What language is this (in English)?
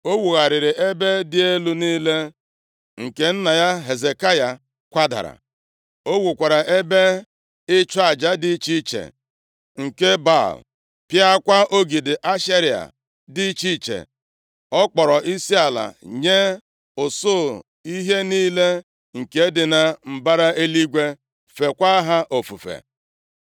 Igbo